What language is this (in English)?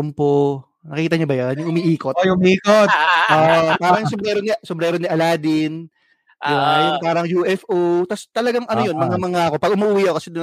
Filipino